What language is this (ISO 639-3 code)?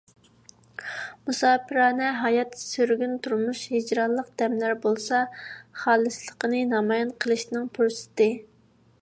uig